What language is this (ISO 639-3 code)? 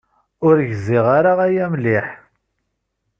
kab